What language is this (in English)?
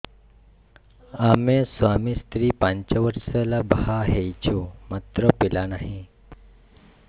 Odia